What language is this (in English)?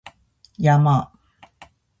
Japanese